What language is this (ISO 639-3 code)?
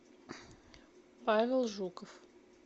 rus